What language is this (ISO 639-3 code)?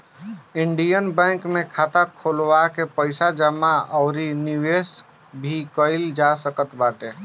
bho